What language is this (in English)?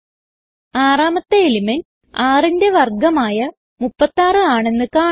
Malayalam